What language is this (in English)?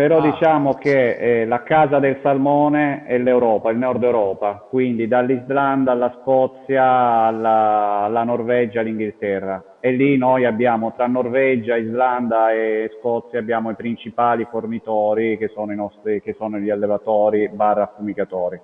Italian